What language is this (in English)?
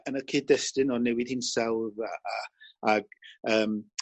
Welsh